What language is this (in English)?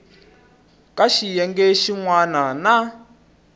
Tsonga